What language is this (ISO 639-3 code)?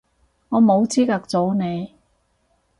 yue